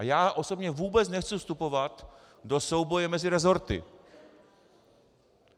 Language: Czech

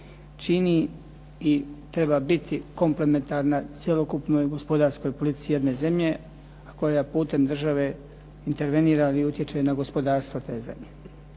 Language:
Croatian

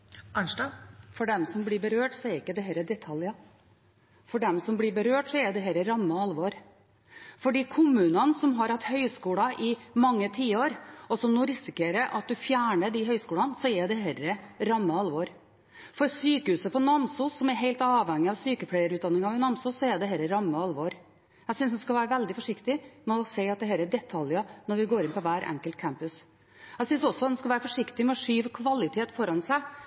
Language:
Norwegian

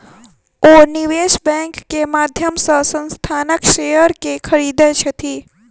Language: Maithili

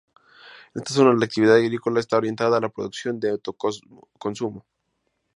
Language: Spanish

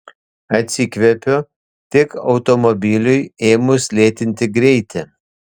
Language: Lithuanian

